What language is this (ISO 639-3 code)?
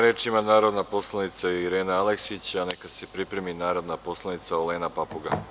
srp